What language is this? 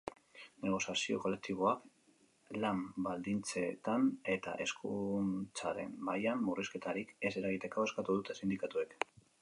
Basque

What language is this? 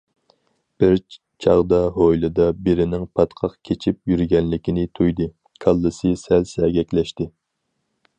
Uyghur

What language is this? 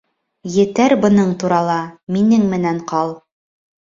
Bashkir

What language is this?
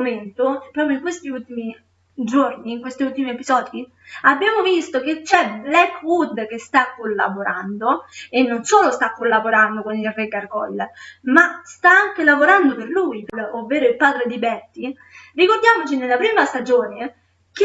Italian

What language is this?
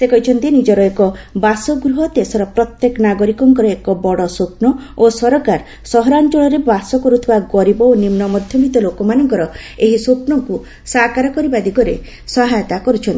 Odia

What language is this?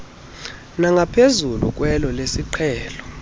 Xhosa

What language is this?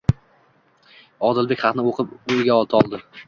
Uzbek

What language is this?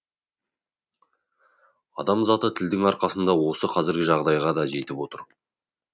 Kazakh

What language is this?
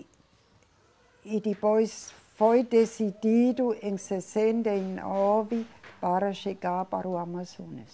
Portuguese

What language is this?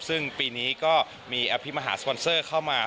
Thai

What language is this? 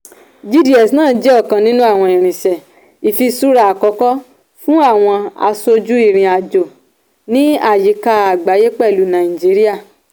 Yoruba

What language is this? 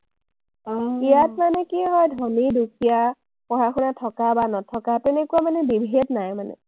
Assamese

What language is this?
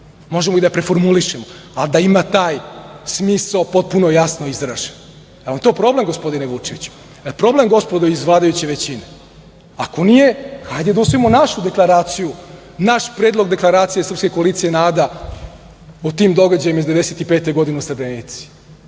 Serbian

